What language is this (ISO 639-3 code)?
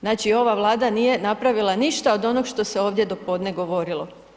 hrv